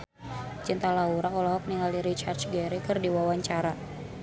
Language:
Sundanese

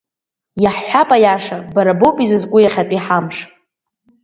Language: Abkhazian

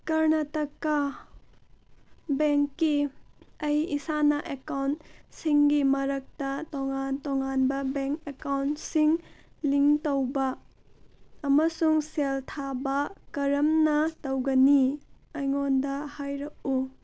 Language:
Manipuri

